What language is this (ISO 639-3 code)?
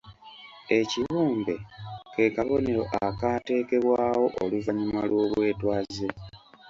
lug